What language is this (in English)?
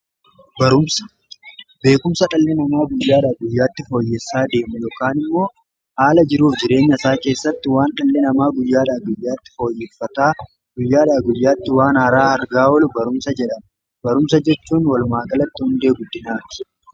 Oromo